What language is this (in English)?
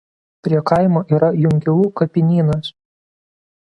Lithuanian